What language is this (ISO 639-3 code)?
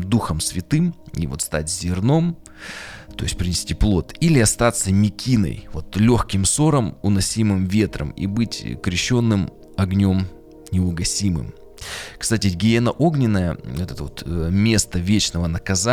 rus